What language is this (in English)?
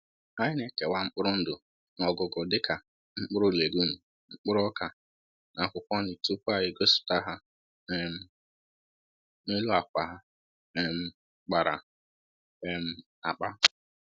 Igbo